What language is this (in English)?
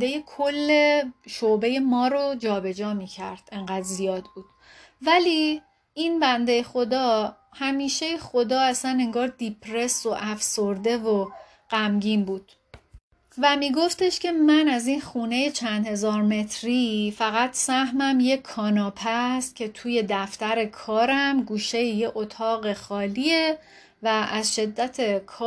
Persian